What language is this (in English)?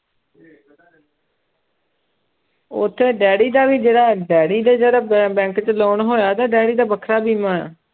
Punjabi